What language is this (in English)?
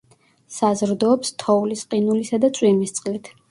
Georgian